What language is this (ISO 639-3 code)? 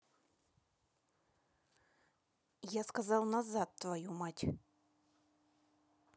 rus